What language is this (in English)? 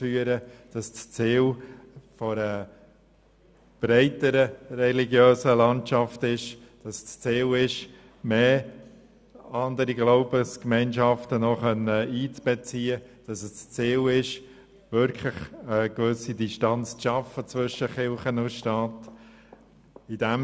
Swiss German